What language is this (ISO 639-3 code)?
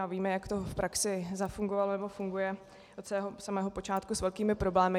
ces